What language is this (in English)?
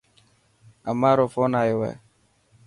Dhatki